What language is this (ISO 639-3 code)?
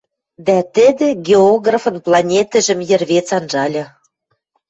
mrj